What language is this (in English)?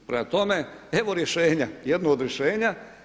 Croatian